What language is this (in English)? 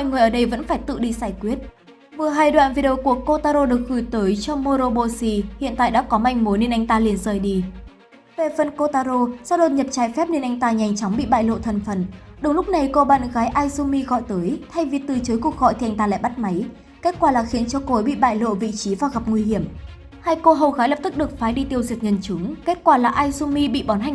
Vietnamese